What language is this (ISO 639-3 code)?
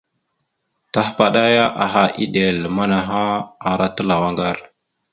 mxu